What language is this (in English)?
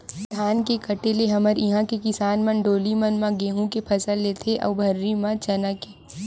Chhattisgarhi